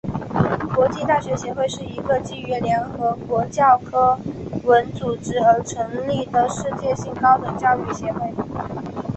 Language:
Chinese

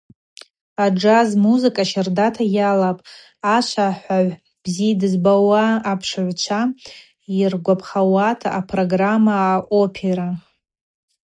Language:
Abaza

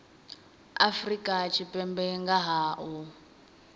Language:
Venda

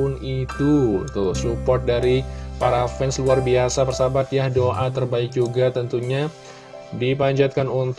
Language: Indonesian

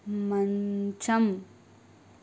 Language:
Telugu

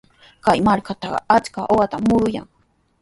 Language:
Sihuas Ancash Quechua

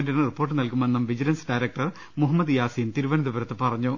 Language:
Malayalam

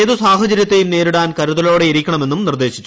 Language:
Malayalam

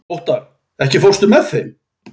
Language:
Icelandic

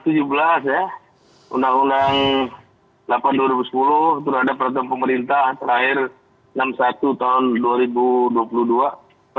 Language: Indonesian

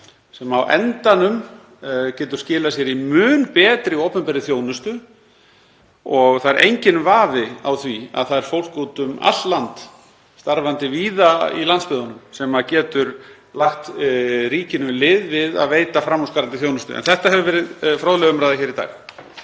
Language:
Icelandic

